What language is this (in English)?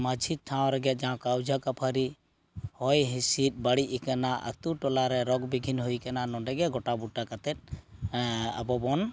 Santali